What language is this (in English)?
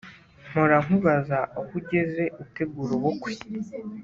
Kinyarwanda